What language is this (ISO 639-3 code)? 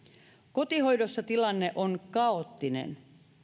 fin